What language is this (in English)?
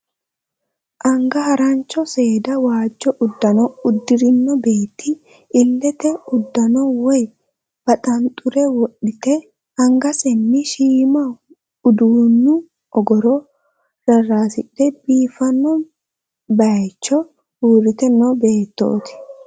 Sidamo